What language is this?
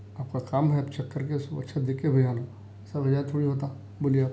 Urdu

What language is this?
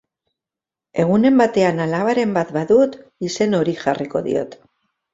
Basque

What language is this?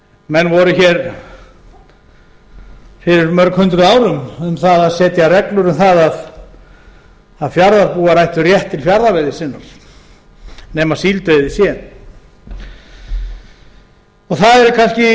Icelandic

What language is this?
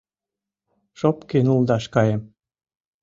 Mari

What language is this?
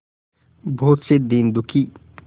Hindi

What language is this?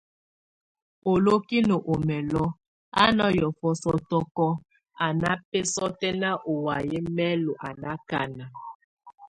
Tunen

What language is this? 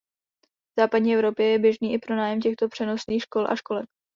Czech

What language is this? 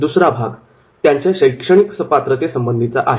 Marathi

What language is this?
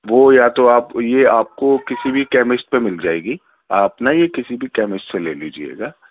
Urdu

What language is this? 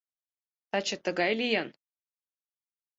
Mari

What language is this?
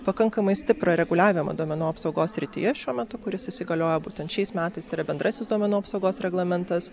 Lithuanian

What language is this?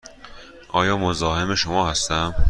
Persian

